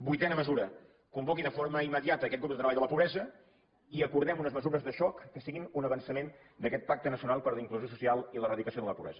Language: Catalan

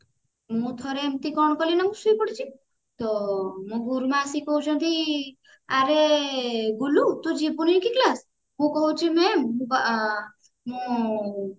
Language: Odia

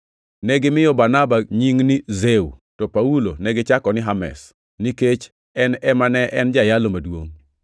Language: Luo (Kenya and Tanzania)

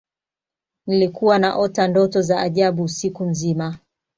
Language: Swahili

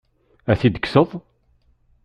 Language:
Kabyle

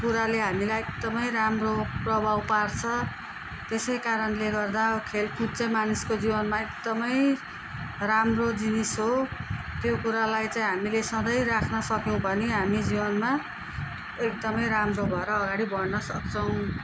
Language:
Nepali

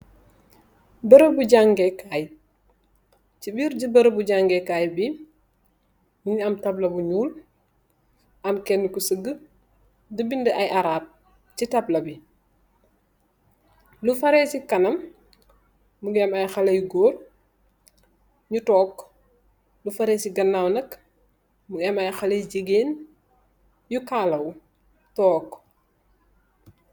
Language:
Wolof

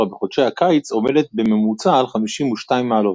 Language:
Hebrew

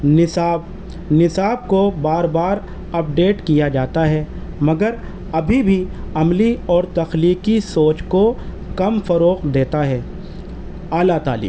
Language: Urdu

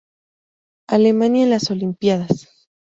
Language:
Spanish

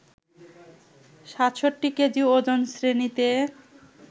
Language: Bangla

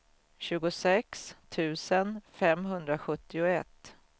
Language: Swedish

